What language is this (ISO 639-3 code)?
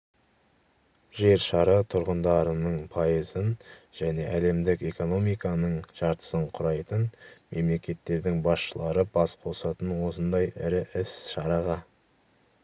kaz